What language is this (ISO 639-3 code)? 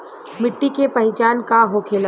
bho